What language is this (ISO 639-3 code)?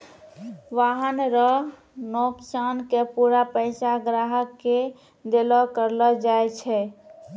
mai